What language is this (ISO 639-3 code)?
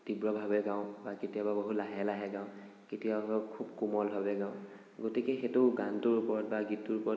asm